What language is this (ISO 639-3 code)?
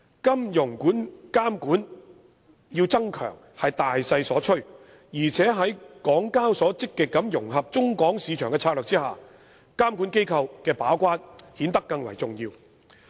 yue